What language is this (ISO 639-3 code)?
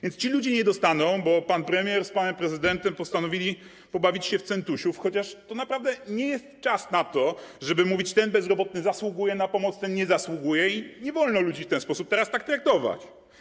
pol